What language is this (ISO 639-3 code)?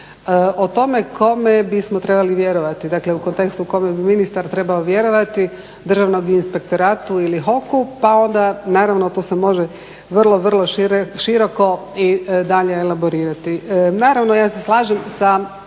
hrv